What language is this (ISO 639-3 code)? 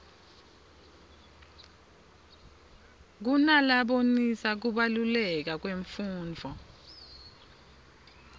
ssw